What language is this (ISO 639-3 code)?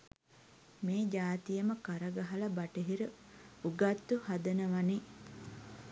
sin